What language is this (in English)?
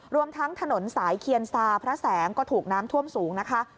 Thai